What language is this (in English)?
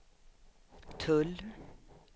Swedish